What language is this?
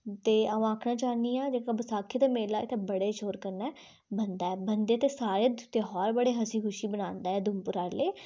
Dogri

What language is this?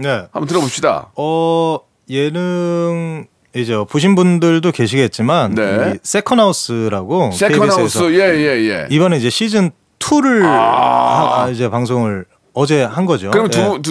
Korean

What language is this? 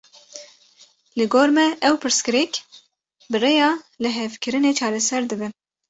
Kurdish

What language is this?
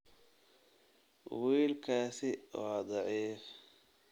Somali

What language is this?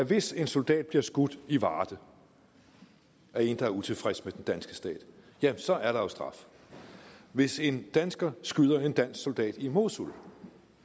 Danish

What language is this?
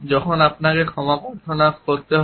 Bangla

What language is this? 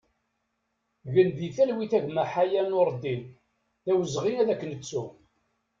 Kabyle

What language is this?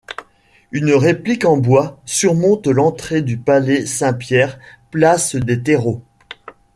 French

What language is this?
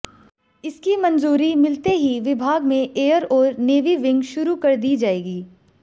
Hindi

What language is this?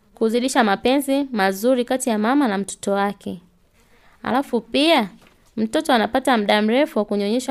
Swahili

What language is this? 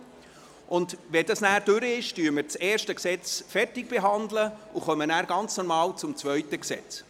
Swiss German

